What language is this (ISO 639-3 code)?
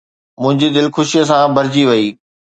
snd